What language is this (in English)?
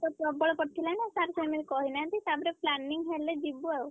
Odia